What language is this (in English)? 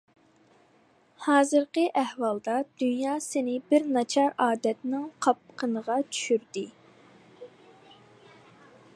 Uyghur